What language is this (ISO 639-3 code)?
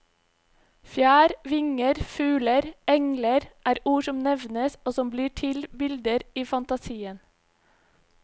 nor